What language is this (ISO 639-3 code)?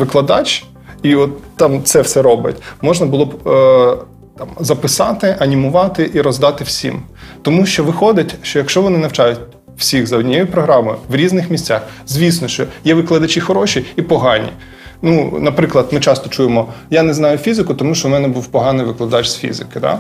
ukr